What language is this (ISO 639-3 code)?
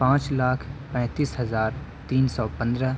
urd